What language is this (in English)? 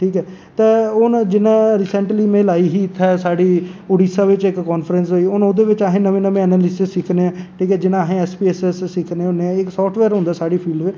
Dogri